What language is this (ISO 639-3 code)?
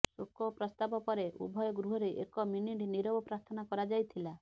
ori